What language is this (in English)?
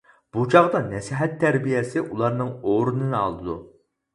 Uyghur